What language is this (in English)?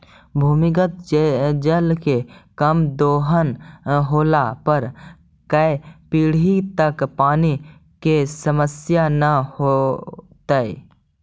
Magahi